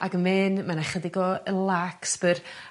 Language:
Welsh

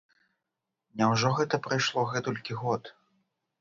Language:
Belarusian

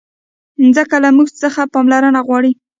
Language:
Pashto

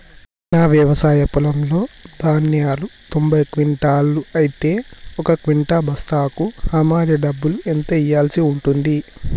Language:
Telugu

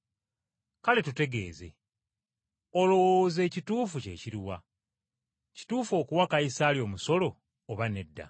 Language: Ganda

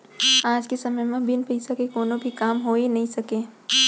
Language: Chhattisgarhi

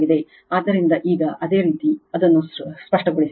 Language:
Kannada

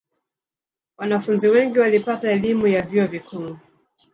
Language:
Swahili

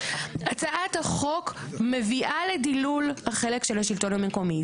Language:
Hebrew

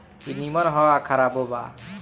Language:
Bhojpuri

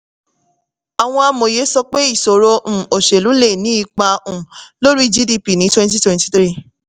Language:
Yoruba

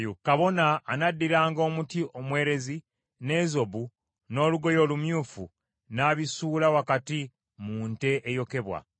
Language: Ganda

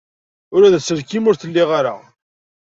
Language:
Kabyle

